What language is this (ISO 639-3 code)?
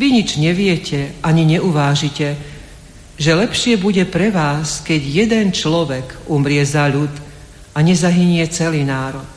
slk